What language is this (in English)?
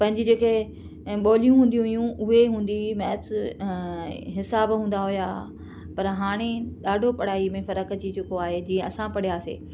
Sindhi